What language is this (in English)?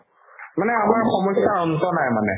Assamese